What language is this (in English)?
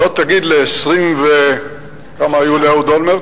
Hebrew